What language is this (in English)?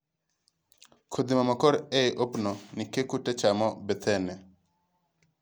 Luo (Kenya and Tanzania)